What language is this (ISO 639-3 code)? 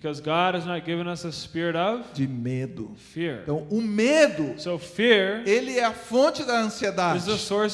por